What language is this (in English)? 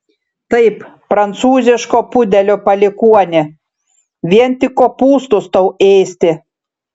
Lithuanian